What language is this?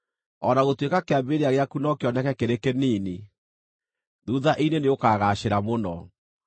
Kikuyu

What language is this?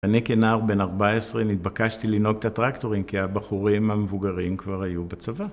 Hebrew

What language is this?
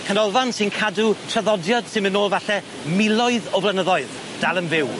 Welsh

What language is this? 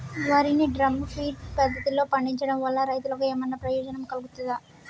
Telugu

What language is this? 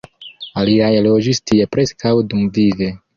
Esperanto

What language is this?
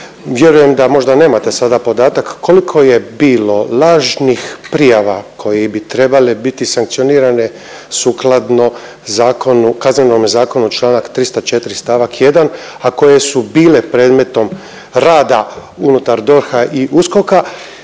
Croatian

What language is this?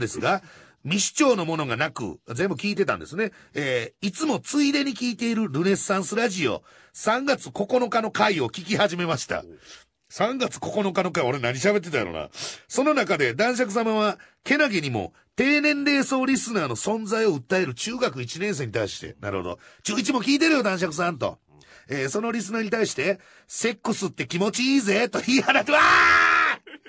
Japanese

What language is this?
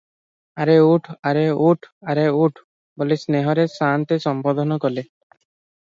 Odia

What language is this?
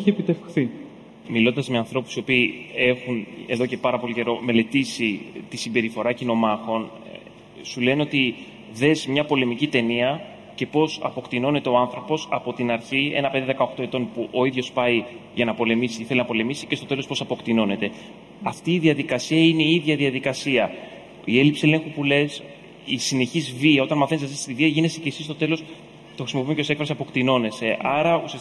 Greek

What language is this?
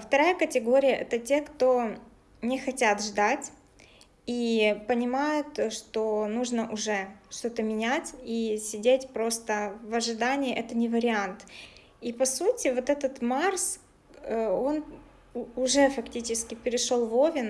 Russian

